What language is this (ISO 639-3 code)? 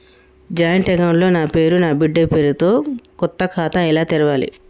tel